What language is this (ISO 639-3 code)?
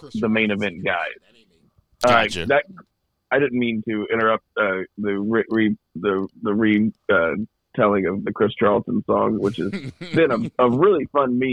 eng